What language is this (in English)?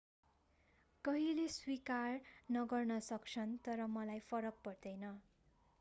Nepali